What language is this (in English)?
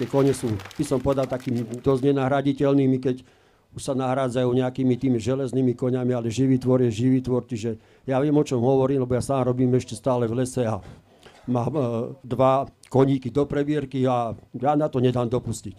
Slovak